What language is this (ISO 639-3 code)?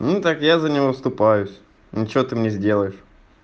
rus